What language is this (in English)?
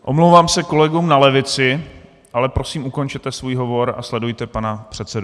Czech